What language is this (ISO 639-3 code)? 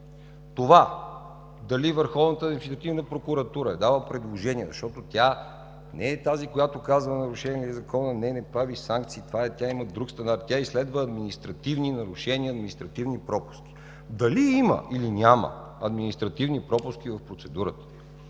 bul